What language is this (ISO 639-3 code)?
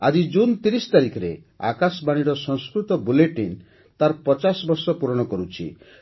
ori